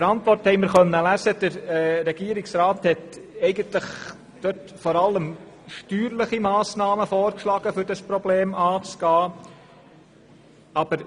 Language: Swiss German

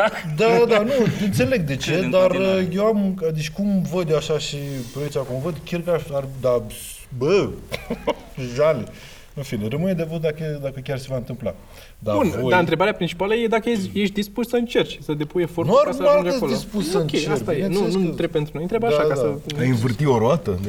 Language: Romanian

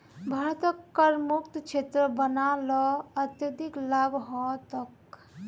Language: Magahi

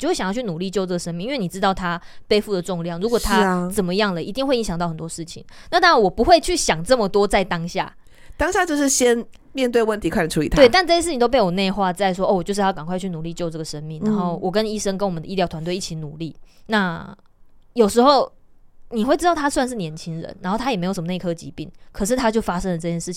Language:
Chinese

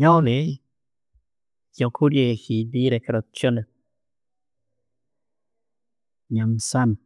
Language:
Tooro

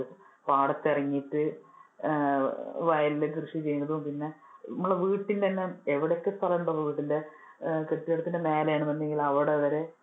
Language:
Malayalam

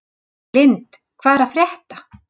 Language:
Icelandic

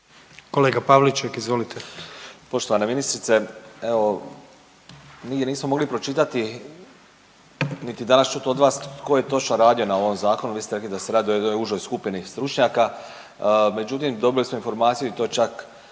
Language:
Croatian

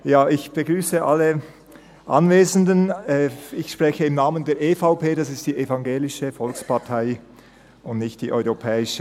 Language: Swiss German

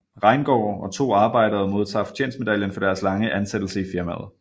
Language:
Danish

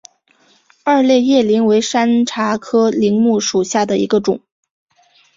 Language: Chinese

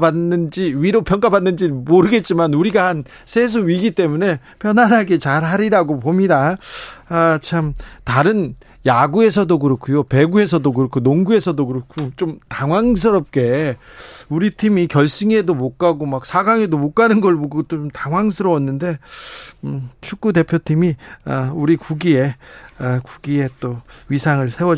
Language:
Korean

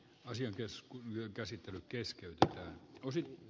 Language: Finnish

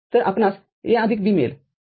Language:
Marathi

